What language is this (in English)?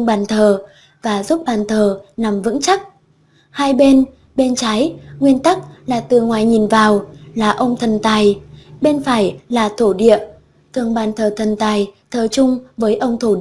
Vietnamese